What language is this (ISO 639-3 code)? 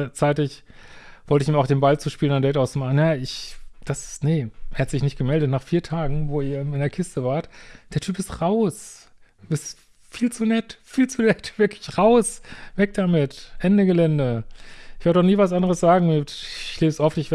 deu